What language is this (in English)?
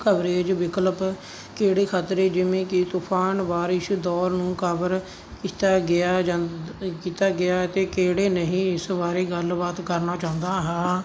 Punjabi